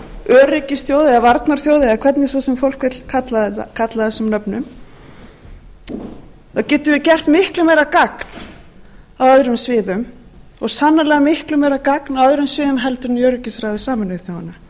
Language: Icelandic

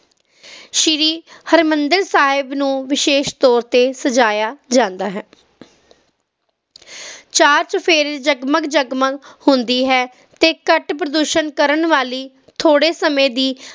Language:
Punjabi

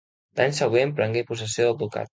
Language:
Catalan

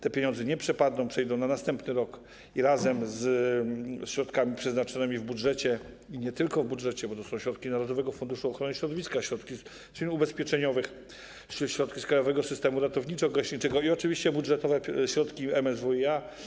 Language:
Polish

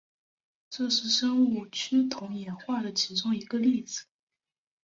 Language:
Chinese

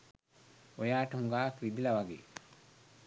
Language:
Sinhala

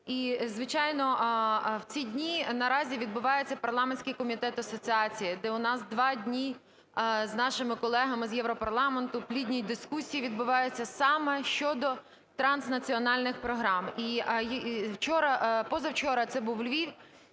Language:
Ukrainian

